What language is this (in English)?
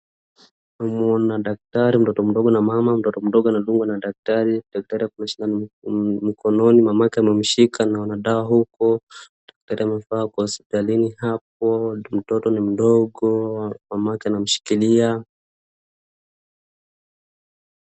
Swahili